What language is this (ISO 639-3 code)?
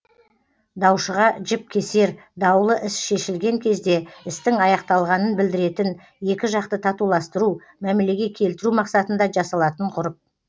kaz